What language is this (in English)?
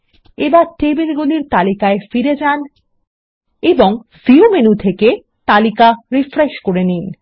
Bangla